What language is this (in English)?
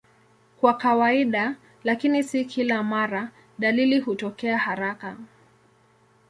Swahili